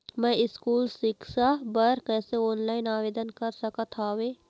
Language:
Chhattisgarhi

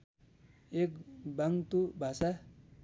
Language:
Nepali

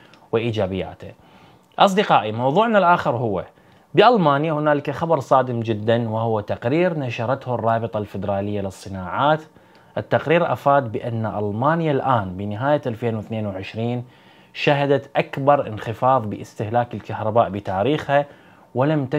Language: Arabic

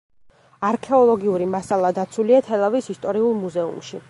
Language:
Georgian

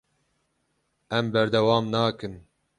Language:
Kurdish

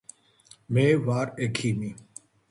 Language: Georgian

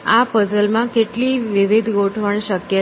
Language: Gujarati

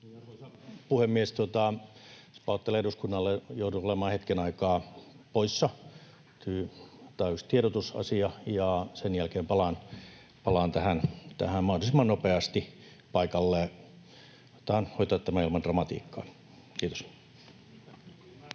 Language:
Finnish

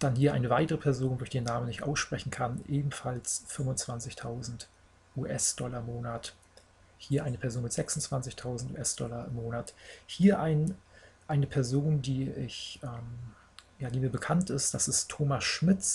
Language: German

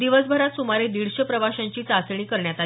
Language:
Marathi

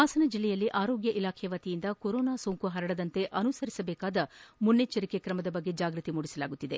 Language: Kannada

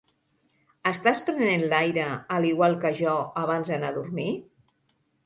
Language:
Catalan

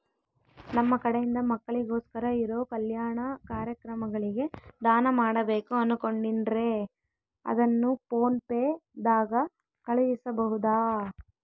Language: Kannada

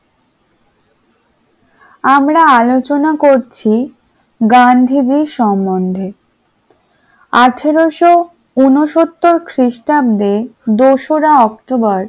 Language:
Bangla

